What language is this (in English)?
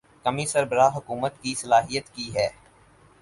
Urdu